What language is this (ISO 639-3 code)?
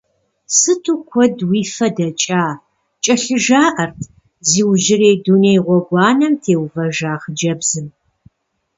kbd